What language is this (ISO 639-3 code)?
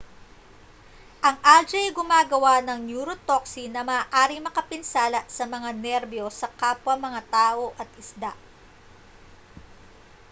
fil